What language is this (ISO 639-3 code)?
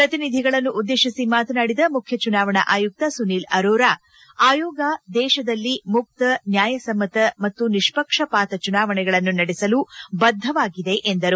kan